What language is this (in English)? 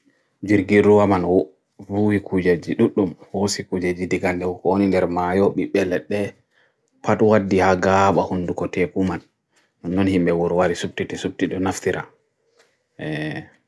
Bagirmi Fulfulde